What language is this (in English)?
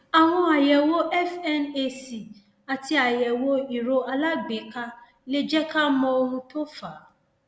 Yoruba